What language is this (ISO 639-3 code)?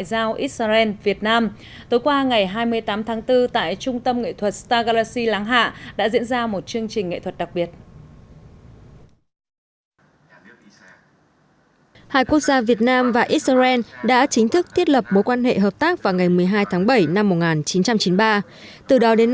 vie